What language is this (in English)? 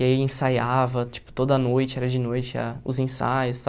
Portuguese